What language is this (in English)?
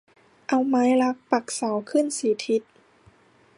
Thai